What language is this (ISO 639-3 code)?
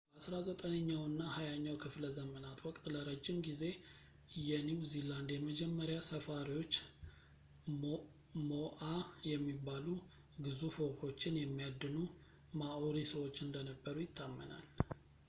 amh